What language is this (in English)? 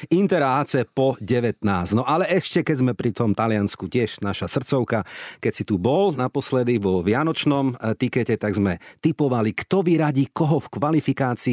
Slovak